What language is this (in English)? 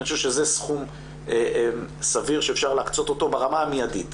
Hebrew